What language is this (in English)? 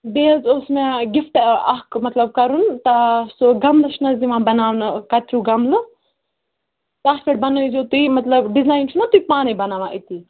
Kashmiri